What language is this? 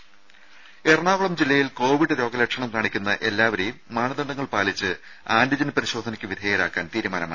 Malayalam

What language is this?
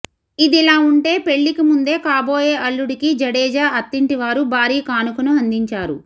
Telugu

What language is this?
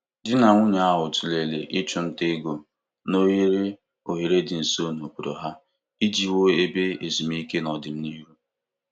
Igbo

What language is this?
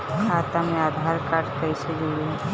Bhojpuri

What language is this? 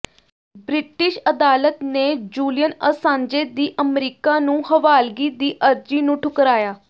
Punjabi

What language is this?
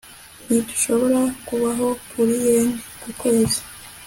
Kinyarwanda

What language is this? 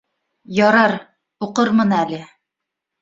Bashkir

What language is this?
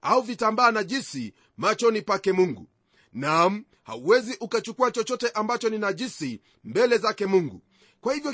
Swahili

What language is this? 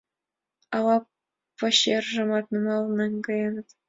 Mari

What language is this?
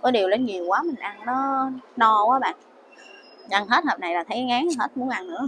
Vietnamese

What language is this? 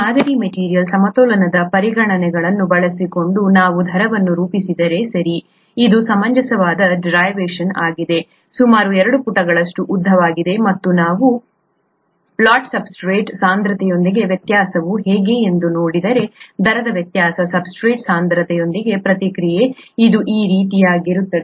Kannada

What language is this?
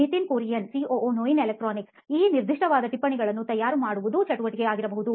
Kannada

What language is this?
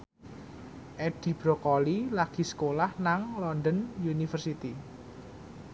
Javanese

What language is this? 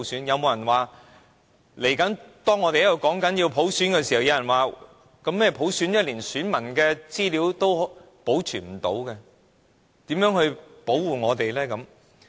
Cantonese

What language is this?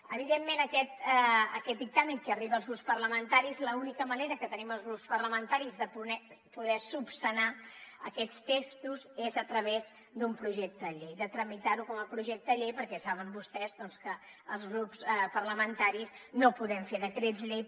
Catalan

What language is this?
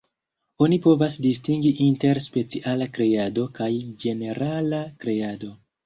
Esperanto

